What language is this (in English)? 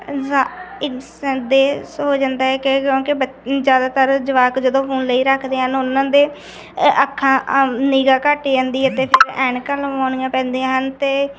Punjabi